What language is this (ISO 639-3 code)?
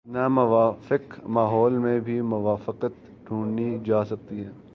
urd